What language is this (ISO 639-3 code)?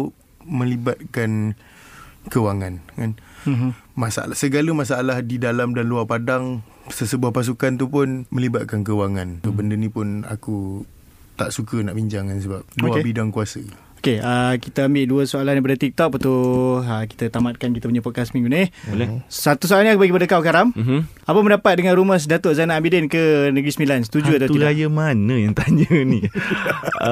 msa